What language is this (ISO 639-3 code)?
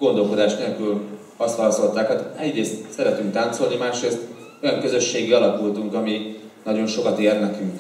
hun